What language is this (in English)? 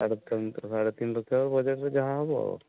Odia